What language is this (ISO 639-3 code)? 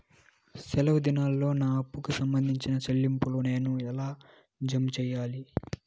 tel